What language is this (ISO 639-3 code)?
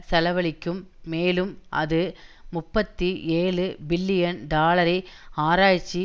tam